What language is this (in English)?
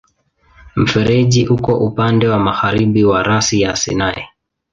Swahili